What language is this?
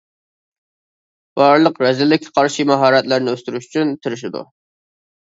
Uyghur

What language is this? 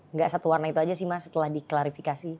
Indonesian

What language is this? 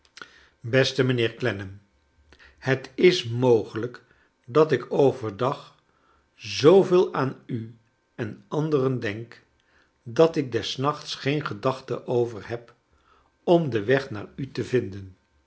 Dutch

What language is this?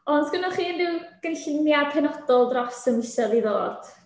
Welsh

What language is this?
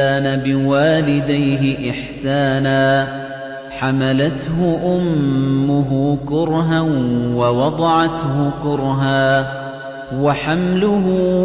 Arabic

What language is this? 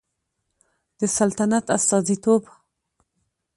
Pashto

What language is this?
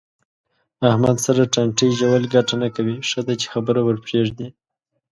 Pashto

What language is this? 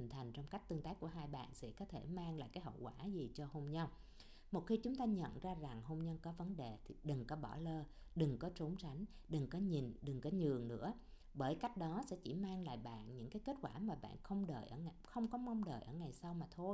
Vietnamese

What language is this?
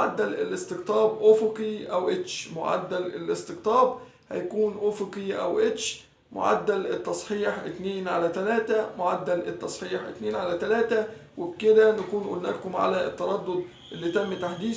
Arabic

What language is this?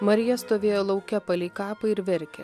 Lithuanian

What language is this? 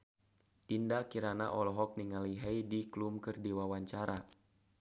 Sundanese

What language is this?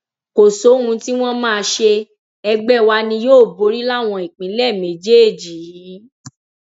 Yoruba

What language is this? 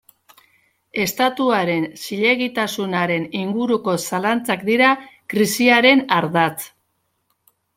Basque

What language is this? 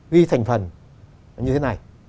Vietnamese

